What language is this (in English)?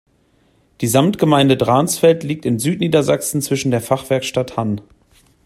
German